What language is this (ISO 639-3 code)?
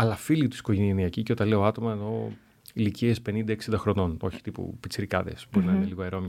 ell